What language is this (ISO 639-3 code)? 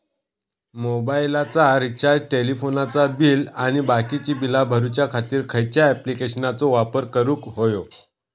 mar